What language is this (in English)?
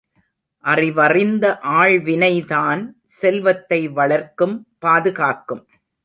Tamil